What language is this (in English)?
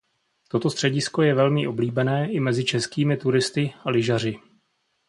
Czech